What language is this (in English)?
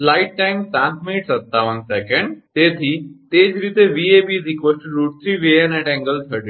Gujarati